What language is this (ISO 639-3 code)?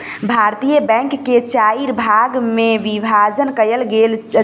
mai